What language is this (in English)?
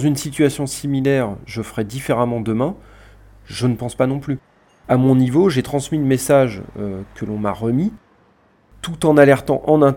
French